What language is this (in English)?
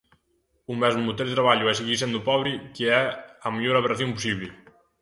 Galician